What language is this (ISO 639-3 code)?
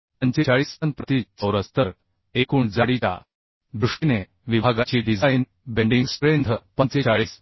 mar